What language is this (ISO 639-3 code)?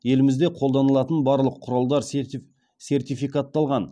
kaz